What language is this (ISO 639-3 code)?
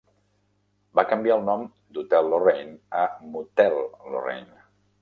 cat